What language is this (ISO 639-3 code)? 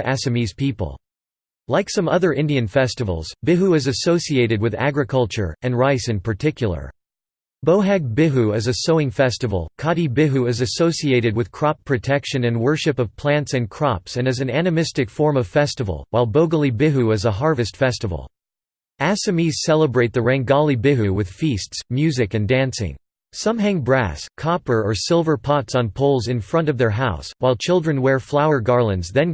eng